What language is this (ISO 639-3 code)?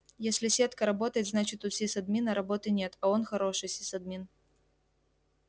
rus